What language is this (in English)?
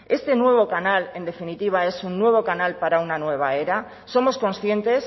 Spanish